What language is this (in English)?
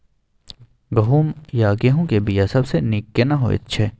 Maithili